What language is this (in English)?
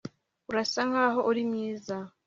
Kinyarwanda